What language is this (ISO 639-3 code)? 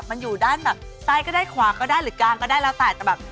tha